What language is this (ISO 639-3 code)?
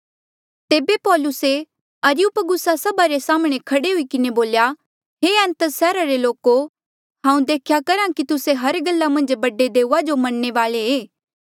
mjl